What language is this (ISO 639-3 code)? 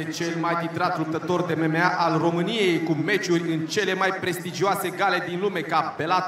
ron